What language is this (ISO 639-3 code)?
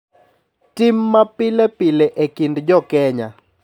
luo